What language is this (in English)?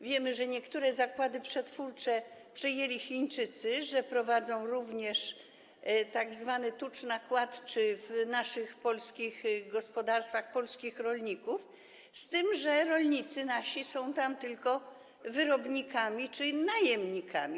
Polish